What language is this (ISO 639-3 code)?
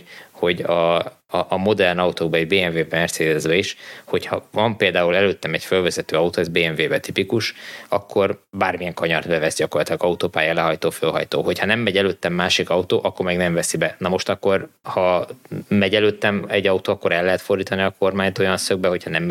hun